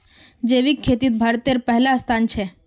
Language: Magahi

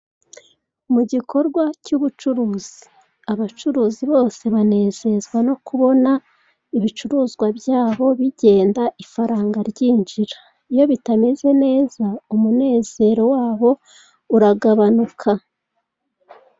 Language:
Kinyarwanda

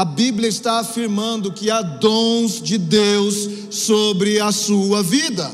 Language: Portuguese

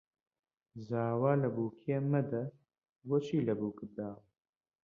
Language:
Central Kurdish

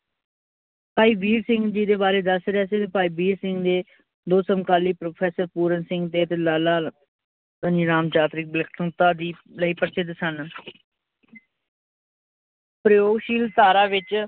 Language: Punjabi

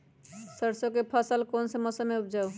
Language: Magahi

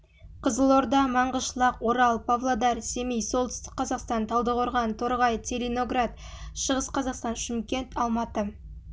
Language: Kazakh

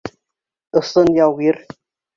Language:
Bashkir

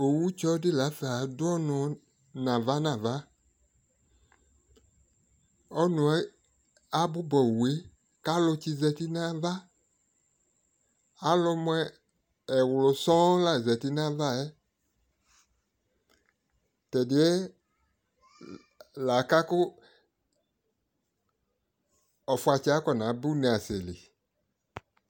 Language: Ikposo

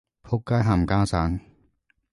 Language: Cantonese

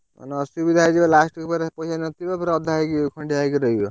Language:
Odia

